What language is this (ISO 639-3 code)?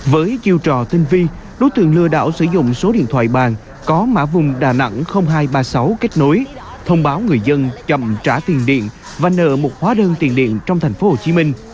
vie